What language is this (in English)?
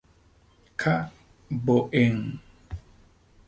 Spanish